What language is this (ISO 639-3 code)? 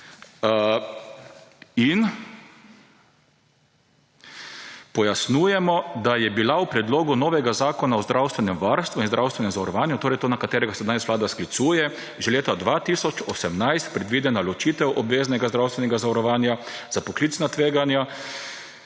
slv